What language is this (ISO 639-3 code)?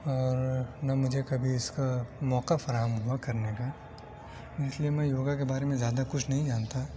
urd